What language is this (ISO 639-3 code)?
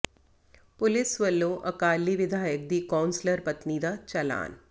pan